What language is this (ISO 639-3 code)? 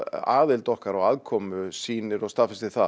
isl